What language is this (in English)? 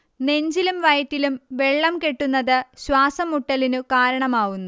Malayalam